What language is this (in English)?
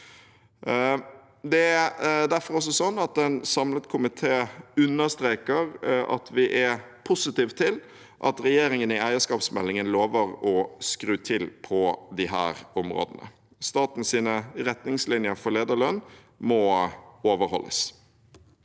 Norwegian